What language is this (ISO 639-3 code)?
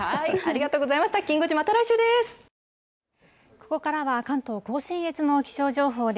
jpn